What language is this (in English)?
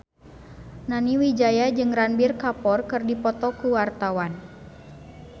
Sundanese